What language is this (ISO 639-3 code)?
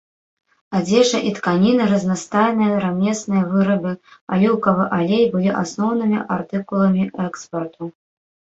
bel